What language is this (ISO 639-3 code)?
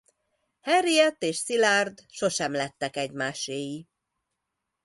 hun